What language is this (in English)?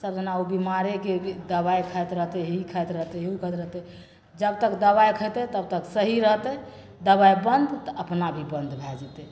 Maithili